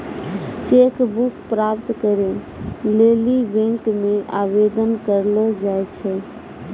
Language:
Maithili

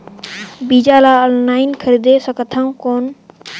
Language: Chhattisgarhi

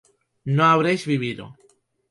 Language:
Spanish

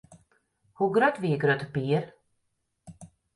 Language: Western Frisian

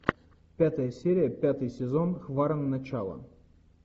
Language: Russian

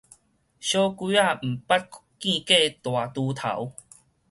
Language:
Min Nan Chinese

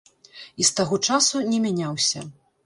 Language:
Belarusian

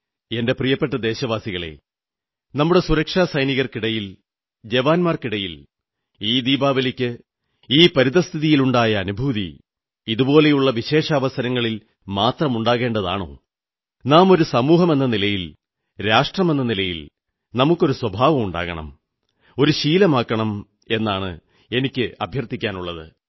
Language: Malayalam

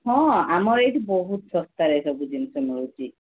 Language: Odia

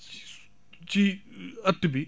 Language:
Wolof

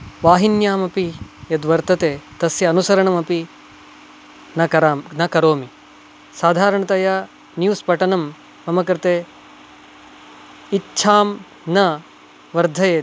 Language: Sanskrit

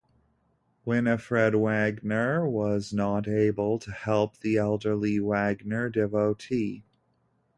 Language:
English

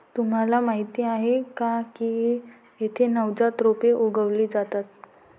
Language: Marathi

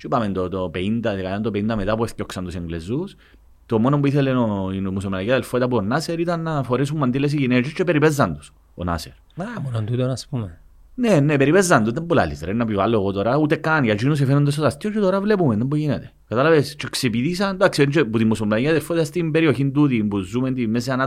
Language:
Greek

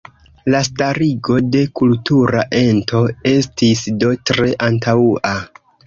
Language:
Esperanto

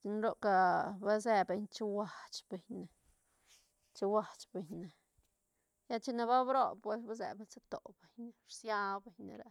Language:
Santa Catarina Albarradas Zapotec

